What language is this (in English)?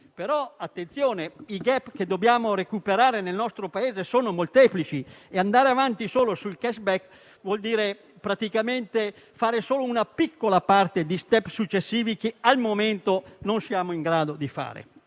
Italian